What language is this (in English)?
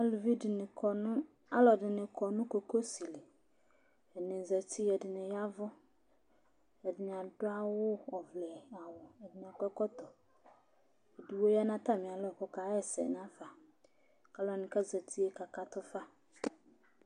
Ikposo